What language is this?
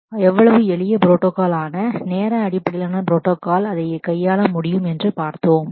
Tamil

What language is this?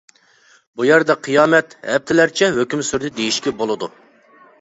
Uyghur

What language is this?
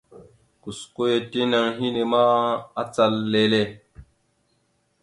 Mada (Cameroon)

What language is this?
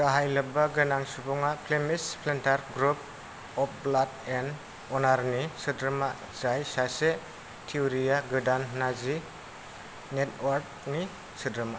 Bodo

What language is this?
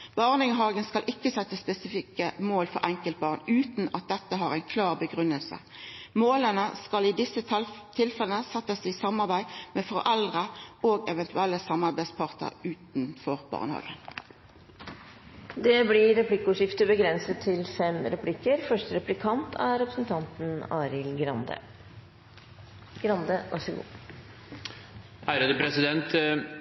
Norwegian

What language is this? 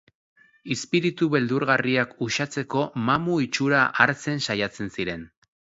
Basque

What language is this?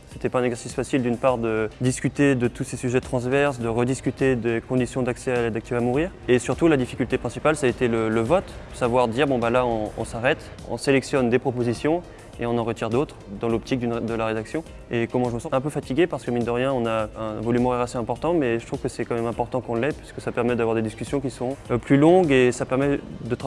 French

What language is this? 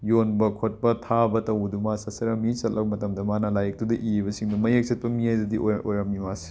Manipuri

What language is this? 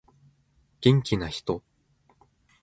Japanese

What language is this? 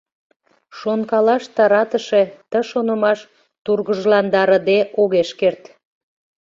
Mari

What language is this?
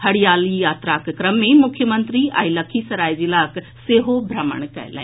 Maithili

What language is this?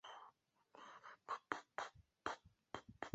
Chinese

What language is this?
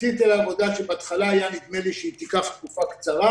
Hebrew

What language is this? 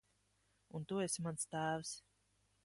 Latvian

